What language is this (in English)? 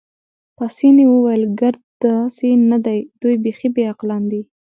Pashto